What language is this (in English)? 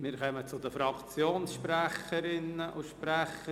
Swiss German